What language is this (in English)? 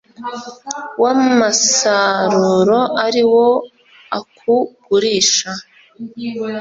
Kinyarwanda